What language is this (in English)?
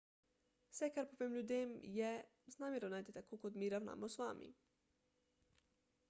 Slovenian